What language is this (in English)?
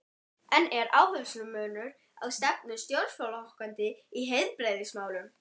Icelandic